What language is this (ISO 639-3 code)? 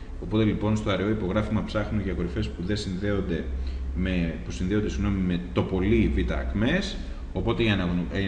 ell